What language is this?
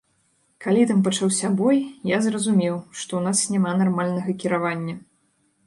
Belarusian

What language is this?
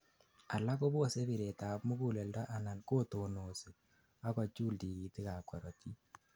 Kalenjin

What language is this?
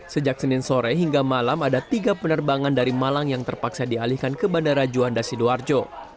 Indonesian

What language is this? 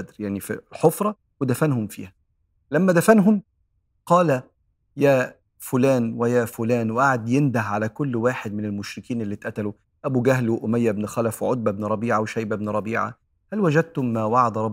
Arabic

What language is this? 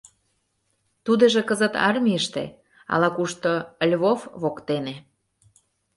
Mari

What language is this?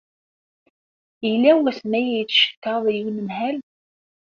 Kabyle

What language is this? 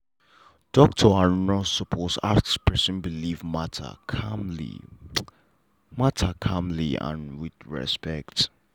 Nigerian Pidgin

